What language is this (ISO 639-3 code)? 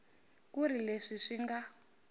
tso